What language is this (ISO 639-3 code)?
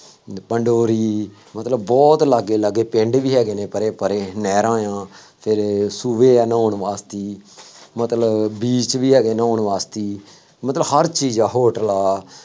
pan